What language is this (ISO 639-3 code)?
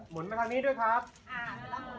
tha